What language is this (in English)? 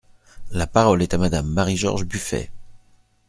French